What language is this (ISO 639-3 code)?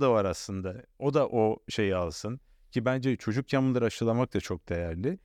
tur